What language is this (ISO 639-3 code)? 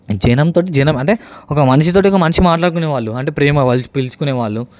tel